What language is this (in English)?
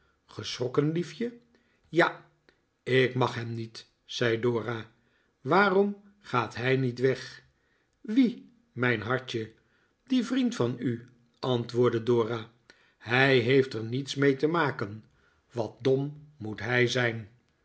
Dutch